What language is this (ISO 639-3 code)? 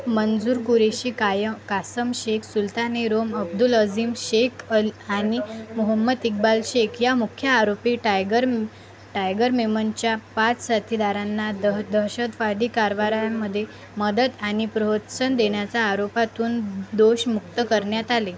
mar